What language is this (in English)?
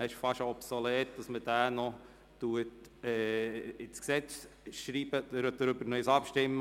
Swiss German